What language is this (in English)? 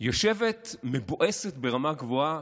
Hebrew